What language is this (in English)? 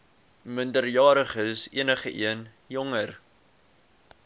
Afrikaans